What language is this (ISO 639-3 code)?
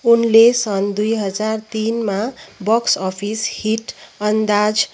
nep